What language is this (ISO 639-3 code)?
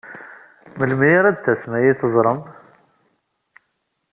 kab